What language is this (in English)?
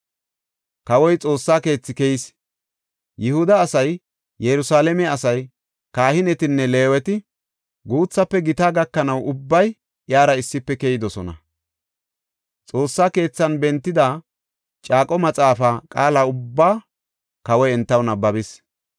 Gofa